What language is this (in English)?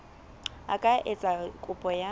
Southern Sotho